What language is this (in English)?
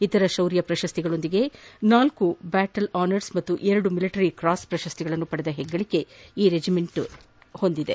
Kannada